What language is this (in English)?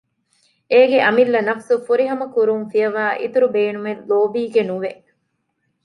Divehi